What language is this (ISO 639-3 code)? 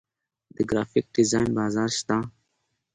pus